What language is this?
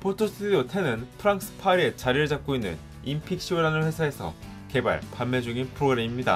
Korean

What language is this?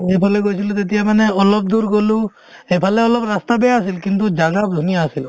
Assamese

